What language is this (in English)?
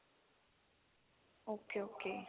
Punjabi